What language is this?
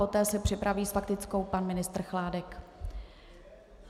Czech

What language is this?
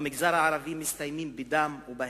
Hebrew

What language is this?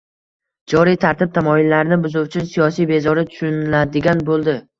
Uzbek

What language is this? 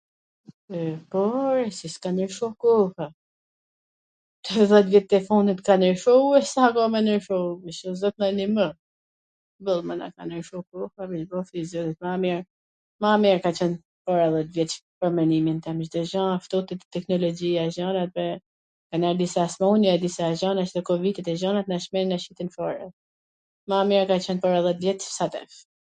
Gheg Albanian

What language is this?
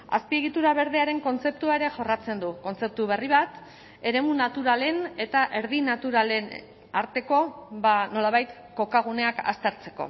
Basque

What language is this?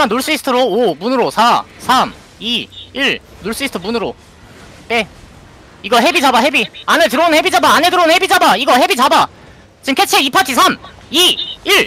Korean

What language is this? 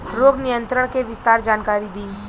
Bhojpuri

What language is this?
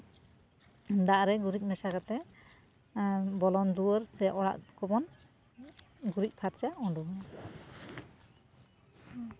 Santali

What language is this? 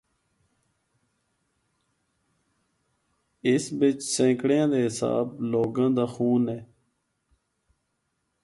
Northern Hindko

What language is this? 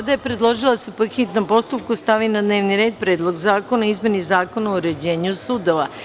Serbian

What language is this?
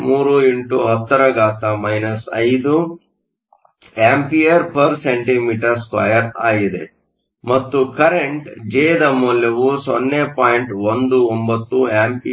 Kannada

